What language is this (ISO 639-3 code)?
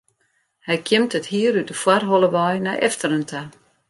fry